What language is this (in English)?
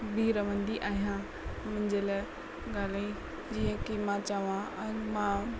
Sindhi